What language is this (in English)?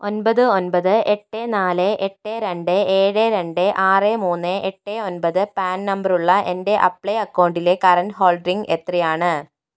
Malayalam